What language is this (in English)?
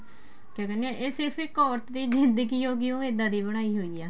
Punjabi